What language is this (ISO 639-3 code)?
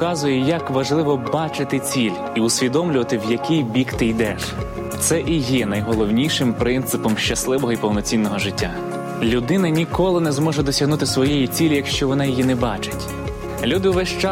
ukr